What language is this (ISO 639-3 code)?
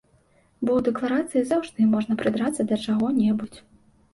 bel